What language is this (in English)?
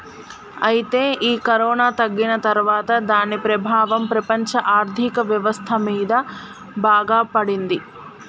Telugu